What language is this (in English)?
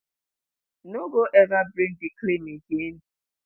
Nigerian Pidgin